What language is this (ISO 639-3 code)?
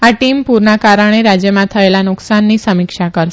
guj